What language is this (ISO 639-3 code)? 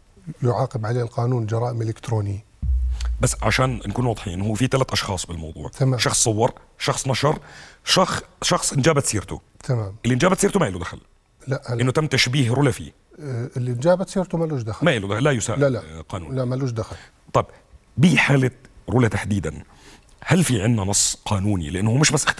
ara